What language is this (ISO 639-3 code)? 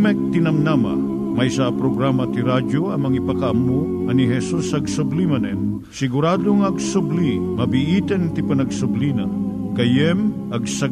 fil